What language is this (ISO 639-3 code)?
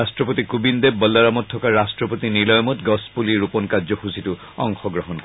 asm